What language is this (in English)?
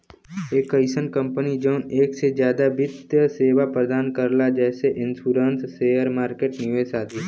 Bhojpuri